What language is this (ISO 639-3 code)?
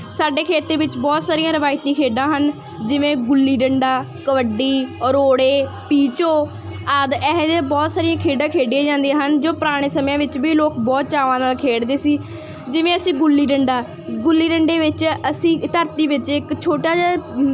pan